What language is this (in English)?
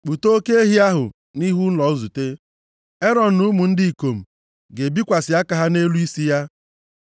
Igbo